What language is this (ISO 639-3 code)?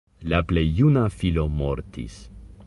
epo